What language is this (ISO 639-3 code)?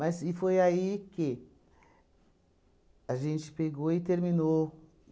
por